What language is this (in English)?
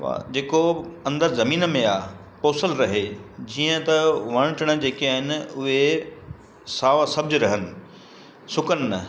Sindhi